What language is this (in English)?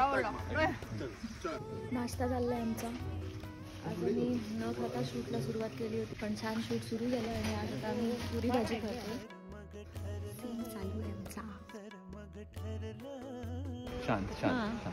Marathi